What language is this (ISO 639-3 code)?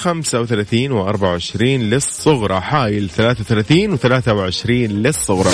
ara